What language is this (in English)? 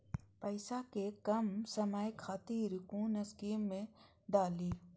Maithili